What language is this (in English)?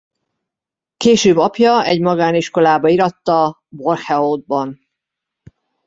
Hungarian